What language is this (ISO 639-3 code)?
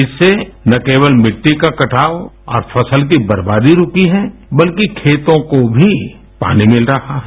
hin